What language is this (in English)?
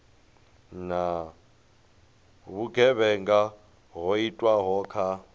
Venda